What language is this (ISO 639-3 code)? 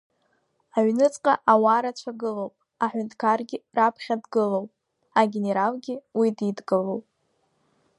abk